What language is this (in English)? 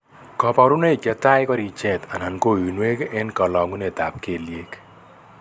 Kalenjin